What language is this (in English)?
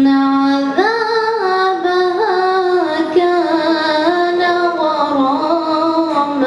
Arabic